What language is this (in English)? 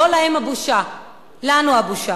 Hebrew